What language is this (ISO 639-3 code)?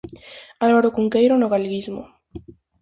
glg